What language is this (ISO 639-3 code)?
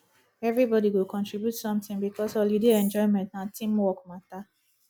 pcm